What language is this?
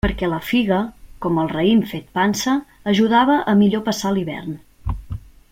Catalan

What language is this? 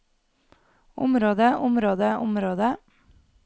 Norwegian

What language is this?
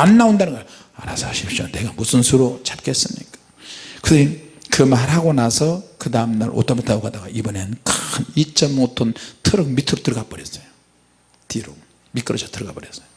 Korean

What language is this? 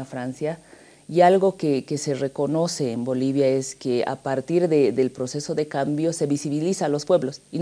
Spanish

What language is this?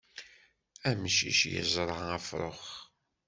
Kabyle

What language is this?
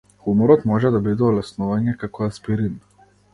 Macedonian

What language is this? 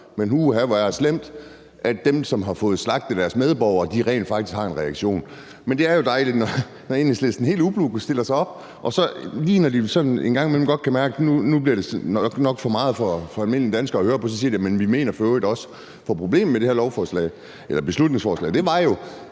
Danish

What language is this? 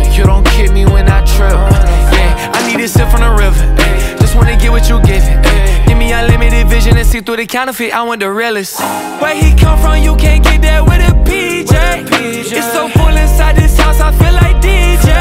English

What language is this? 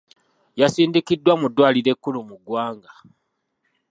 Ganda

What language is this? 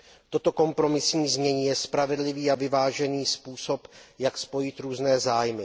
Czech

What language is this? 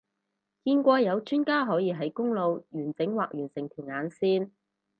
Cantonese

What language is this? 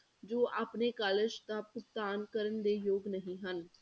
Punjabi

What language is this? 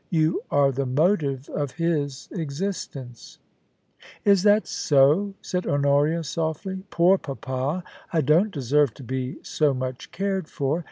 English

